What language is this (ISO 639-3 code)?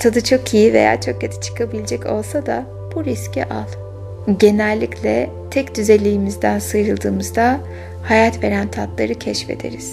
tur